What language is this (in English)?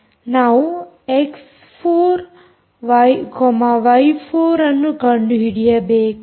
Kannada